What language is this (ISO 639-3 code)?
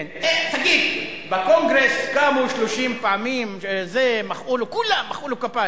heb